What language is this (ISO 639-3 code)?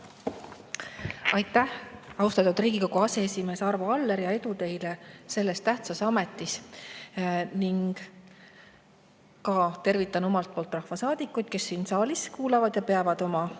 est